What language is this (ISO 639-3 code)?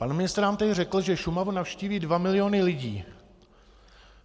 ces